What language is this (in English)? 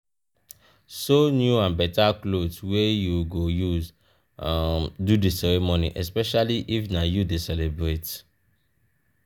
Nigerian Pidgin